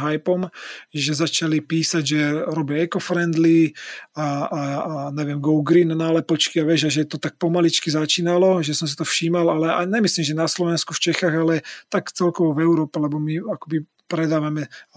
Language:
Slovak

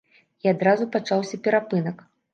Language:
Belarusian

